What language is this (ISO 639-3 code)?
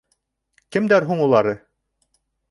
bak